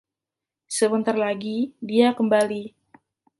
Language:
Indonesian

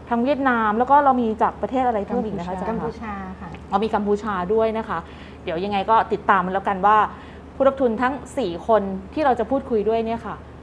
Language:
Thai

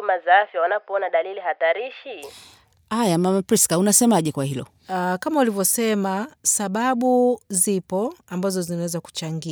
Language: Swahili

